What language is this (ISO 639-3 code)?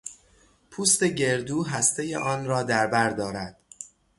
fas